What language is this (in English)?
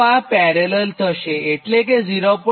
Gujarati